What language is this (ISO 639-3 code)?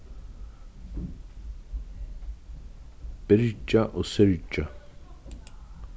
fao